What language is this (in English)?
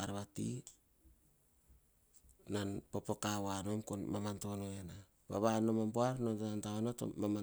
Hahon